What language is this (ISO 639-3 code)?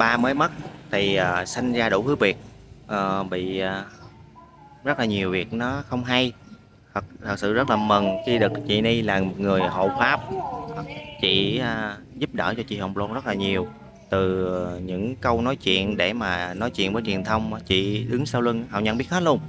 vie